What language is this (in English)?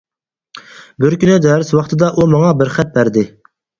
Uyghur